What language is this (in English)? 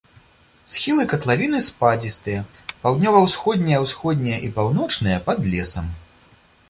Belarusian